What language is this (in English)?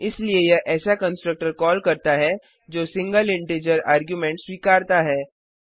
Hindi